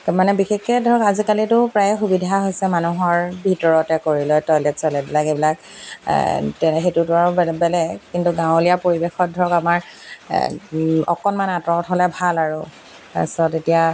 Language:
Assamese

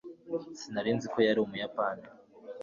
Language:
Kinyarwanda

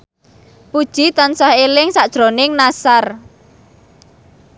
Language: Javanese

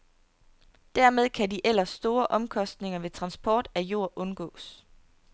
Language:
Danish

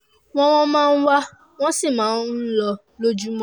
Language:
Yoruba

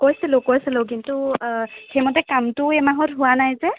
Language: Assamese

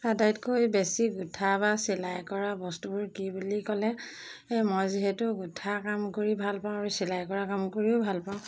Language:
Assamese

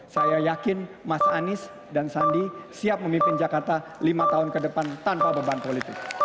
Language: Indonesian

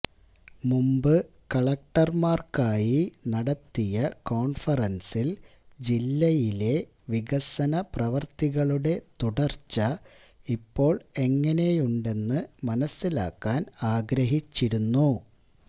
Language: Malayalam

